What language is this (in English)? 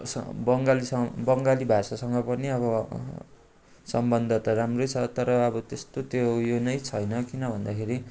Nepali